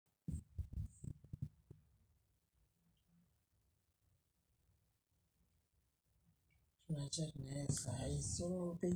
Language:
Masai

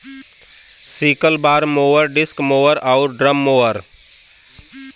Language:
Bhojpuri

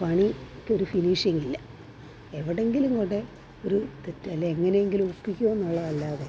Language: Malayalam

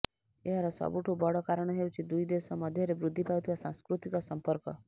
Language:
Odia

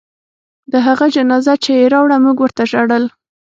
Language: Pashto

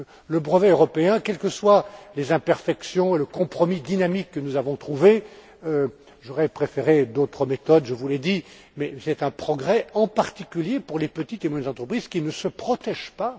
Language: French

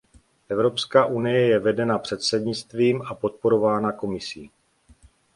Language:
Czech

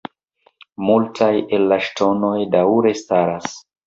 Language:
Esperanto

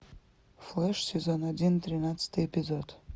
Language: Russian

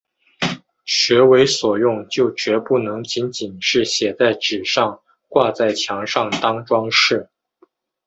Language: Chinese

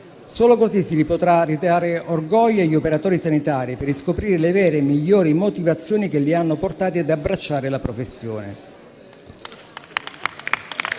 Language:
Italian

